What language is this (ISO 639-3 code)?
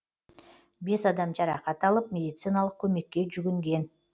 kaz